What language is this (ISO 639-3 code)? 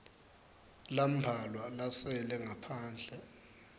ssw